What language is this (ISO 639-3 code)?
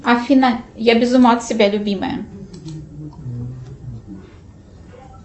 rus